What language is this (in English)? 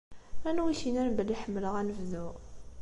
Kabyle